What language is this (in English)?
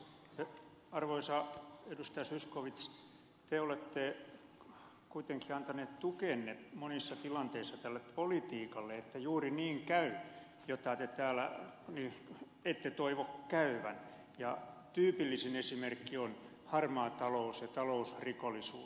Finnish